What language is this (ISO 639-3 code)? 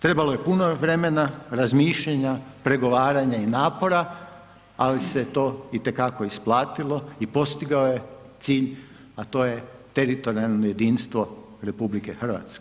hrv